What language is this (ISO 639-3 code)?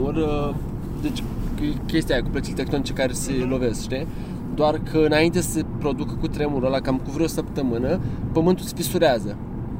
ron